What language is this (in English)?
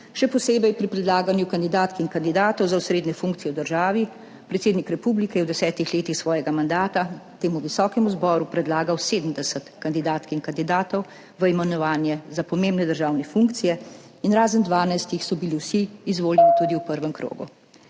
Slovenian